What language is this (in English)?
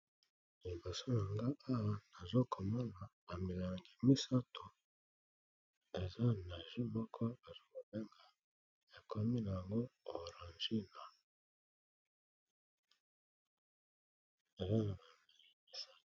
Lingala